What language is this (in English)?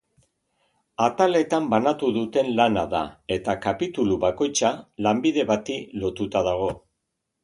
Basque